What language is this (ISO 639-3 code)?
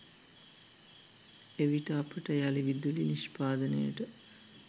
sin